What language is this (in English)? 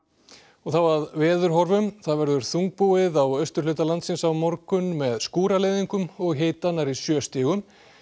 Icelandic